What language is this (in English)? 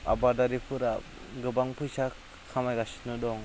Bodo